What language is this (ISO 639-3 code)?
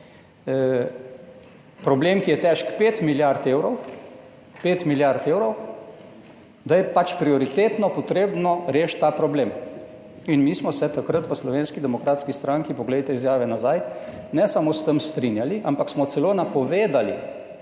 slv